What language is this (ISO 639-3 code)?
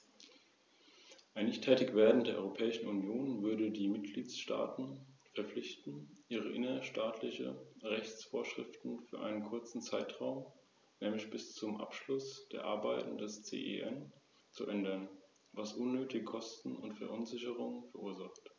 deu